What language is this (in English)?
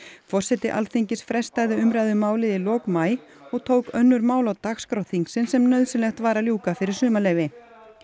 Icelandic